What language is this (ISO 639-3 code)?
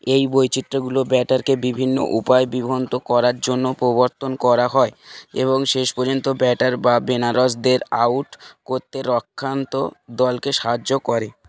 ben